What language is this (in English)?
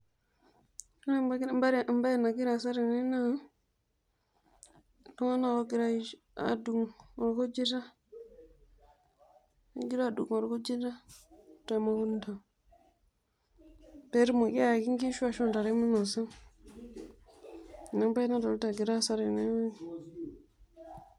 Masai